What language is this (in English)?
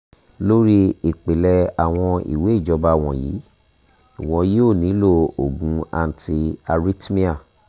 Yoruba